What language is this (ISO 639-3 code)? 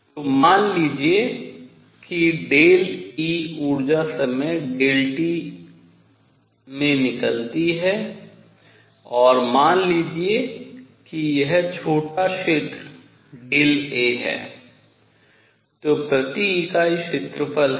hin